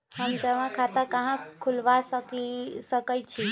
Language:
Magahi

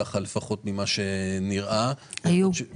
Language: Hebrew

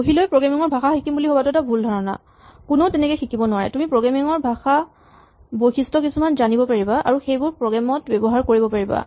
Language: Assamese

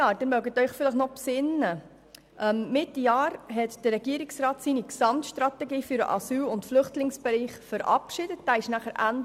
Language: Swiss German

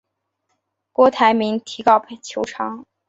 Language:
Chinese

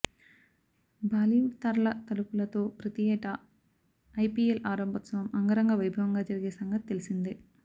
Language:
Telugu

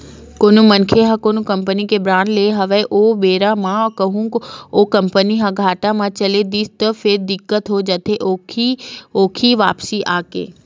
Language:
Chhattisgarhi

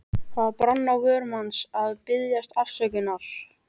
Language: Icelandic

